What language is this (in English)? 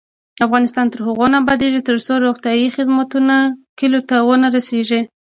Pashto